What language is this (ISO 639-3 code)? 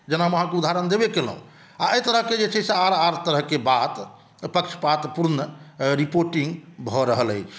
mai